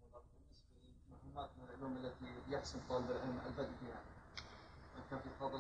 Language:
Arabic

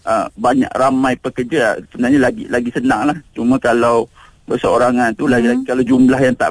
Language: Malay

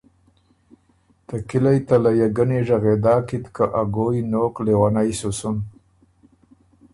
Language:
Ormuri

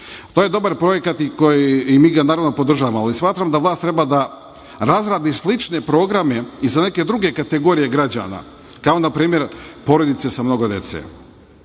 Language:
Serbian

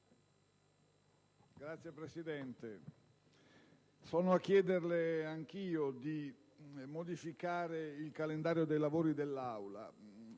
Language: Italian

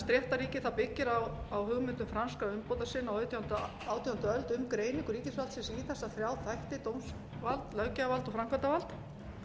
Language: Icelandic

